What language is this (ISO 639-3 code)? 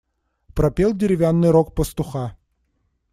rus